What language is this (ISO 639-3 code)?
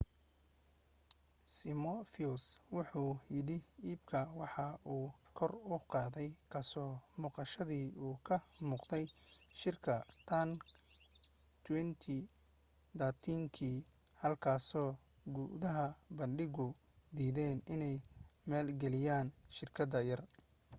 som